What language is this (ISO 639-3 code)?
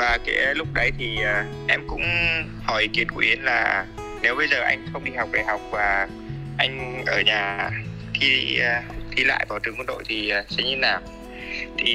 vie